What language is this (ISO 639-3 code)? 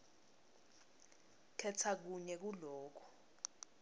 ssw